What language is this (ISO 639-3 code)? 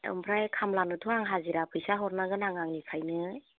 brx